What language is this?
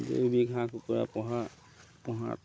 Assamese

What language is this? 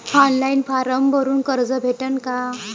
Marathi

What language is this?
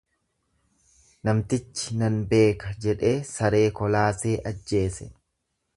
Oromo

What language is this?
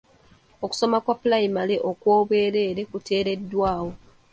Ganda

